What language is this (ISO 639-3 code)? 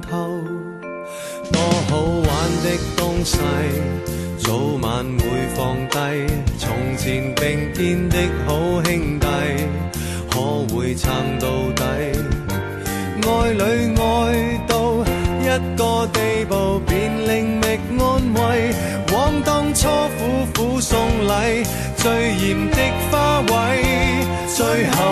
zho